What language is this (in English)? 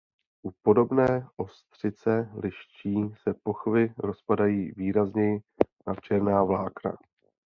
Czech